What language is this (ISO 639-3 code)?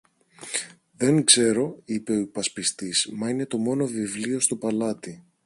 ell